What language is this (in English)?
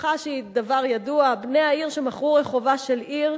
Hebrew